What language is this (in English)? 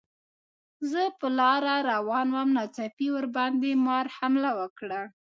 Pashto